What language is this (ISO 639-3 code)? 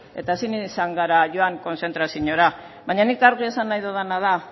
eus